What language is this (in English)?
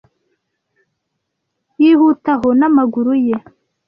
Kinyarwanda